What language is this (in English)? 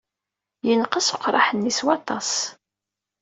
Kabyle